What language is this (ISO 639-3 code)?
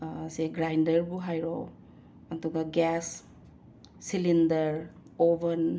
mni